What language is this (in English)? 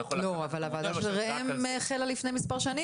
Hebrew